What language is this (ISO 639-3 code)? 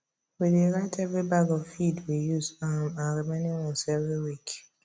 pcm